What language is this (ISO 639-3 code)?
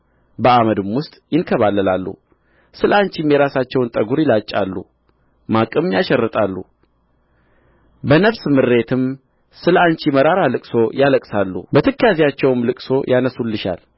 amh